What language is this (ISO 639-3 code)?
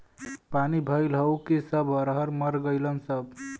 bho